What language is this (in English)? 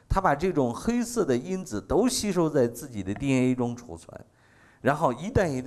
Chinese